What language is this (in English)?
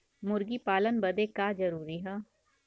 Bhojpuri